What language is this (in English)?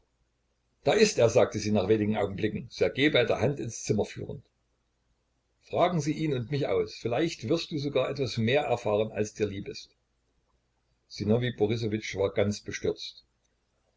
German